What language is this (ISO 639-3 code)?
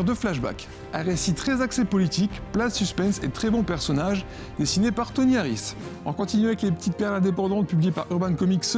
fra